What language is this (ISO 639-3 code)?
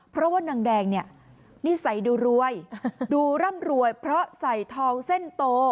tha